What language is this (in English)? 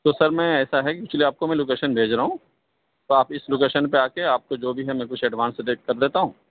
Urdu